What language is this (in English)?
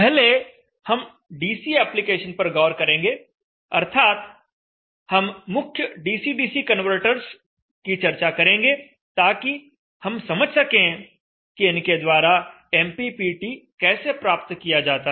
Hindi